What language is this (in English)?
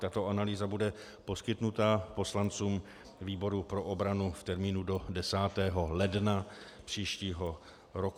Czech